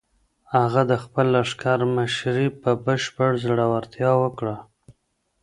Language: Pashto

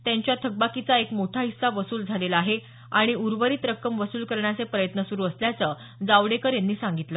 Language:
Marathi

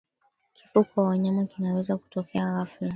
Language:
Swahili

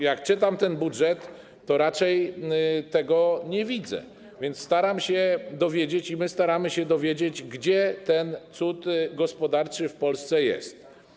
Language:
Polish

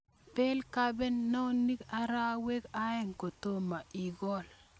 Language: Kalenjin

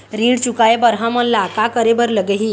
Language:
Chhattisgarhi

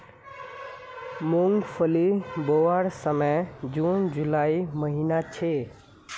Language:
Magahi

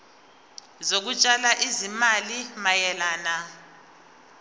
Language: Zulu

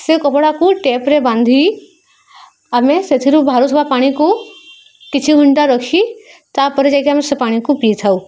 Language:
Odia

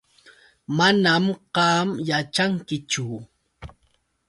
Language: Yauyos Quechua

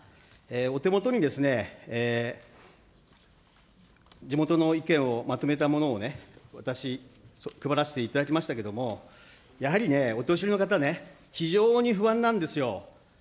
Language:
Japanese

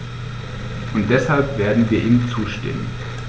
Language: German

